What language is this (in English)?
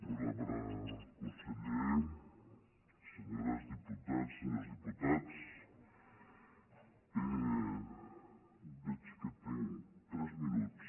Catalan